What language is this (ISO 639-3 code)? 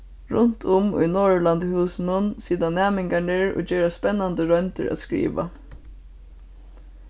fao